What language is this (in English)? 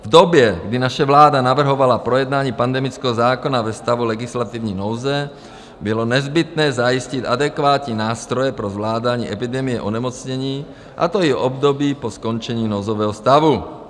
Czech